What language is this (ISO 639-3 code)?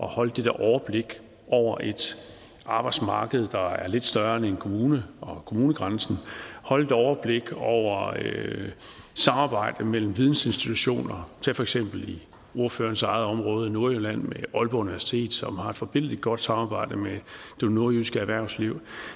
dan